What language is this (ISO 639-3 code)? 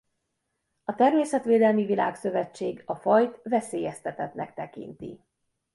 hun